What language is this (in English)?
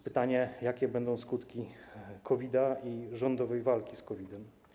Polish